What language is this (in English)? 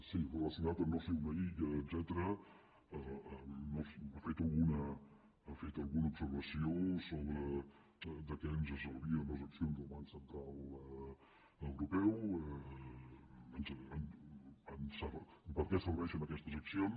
Catalan